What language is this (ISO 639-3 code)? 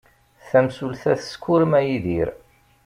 kab